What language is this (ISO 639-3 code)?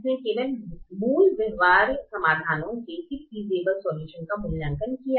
hin